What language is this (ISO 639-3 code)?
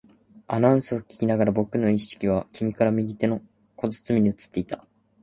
jpn